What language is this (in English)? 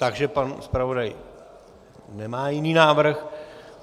Czech